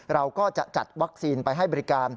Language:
Thai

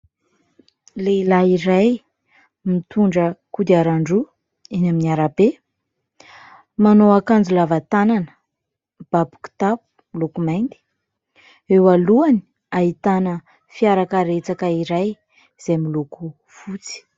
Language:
Malagasy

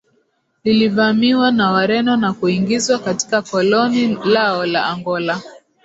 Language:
Swahili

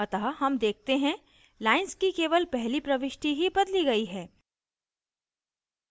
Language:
Hindi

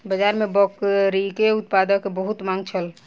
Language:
Maithili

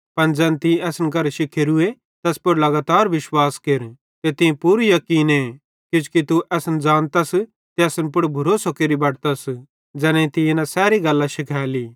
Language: Bhadrawahi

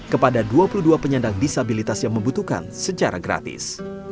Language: Indonesian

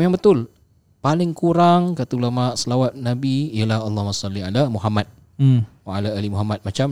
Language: Malay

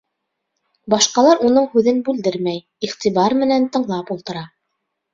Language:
Bashkir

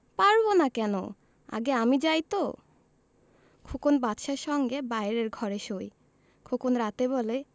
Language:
Bangla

